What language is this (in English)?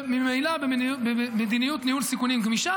Hebrew